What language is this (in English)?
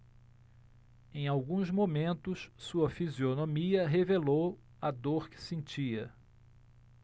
Portuguese